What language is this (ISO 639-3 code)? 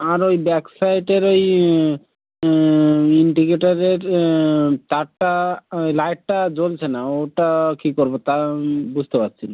ben